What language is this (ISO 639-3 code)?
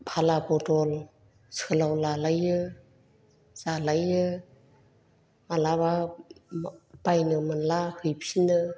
brx